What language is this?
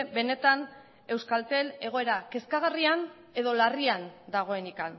Basque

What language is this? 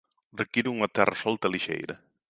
Galician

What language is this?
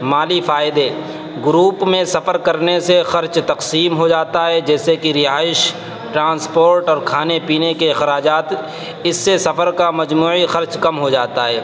Urdu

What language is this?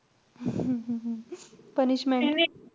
Marathi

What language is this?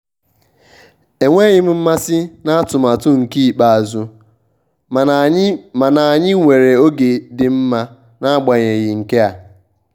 Igbo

